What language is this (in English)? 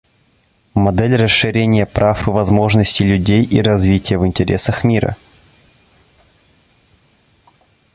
Russian